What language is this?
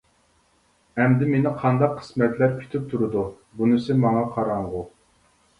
Uyghur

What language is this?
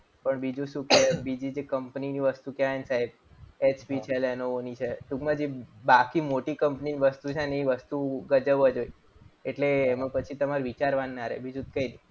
Gujarati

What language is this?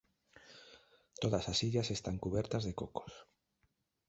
Galician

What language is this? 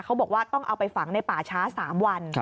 Thai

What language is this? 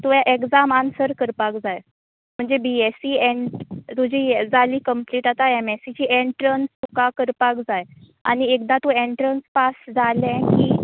Konkani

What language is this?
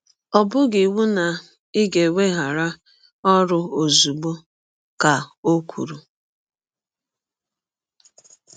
Igbo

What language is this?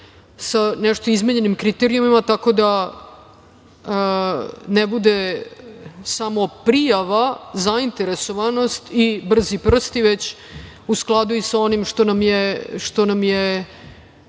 Serbian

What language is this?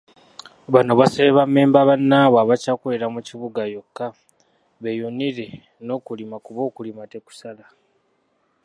Ganda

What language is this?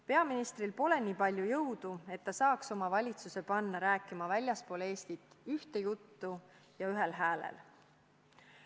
Estonian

